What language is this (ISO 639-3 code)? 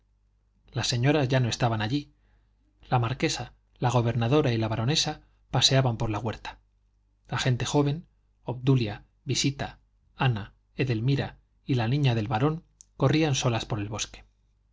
spa